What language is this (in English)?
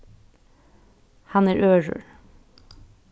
Faroese